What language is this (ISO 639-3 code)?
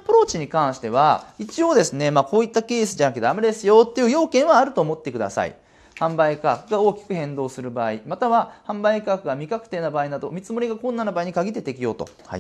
jpn